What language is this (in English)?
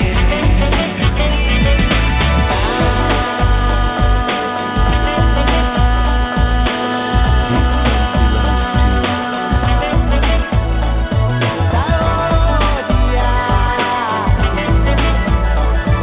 Fula